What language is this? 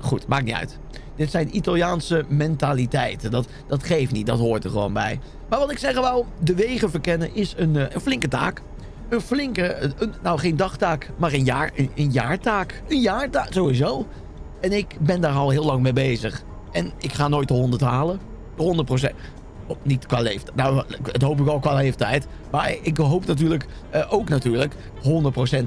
Dutch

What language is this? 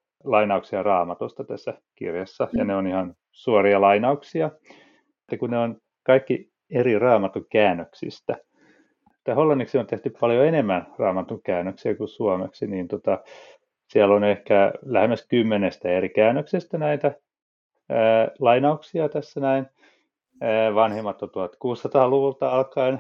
Finnish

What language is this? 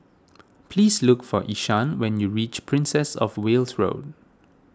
English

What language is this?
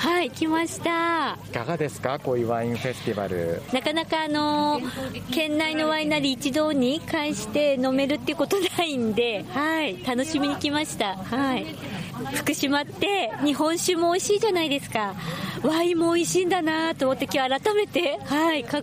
Japanese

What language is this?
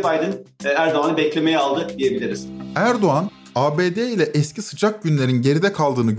Turkish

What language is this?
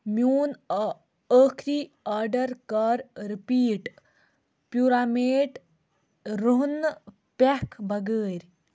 Kashmiri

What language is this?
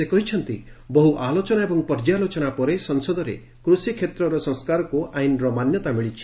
Odia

